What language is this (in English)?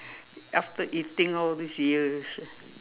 English